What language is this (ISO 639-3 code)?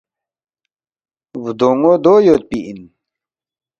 bft